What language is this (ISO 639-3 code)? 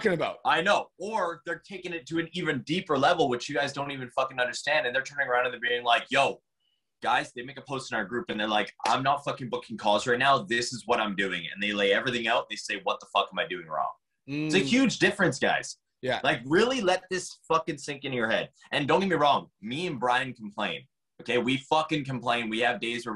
eng